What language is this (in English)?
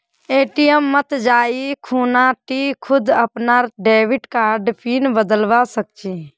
Magahi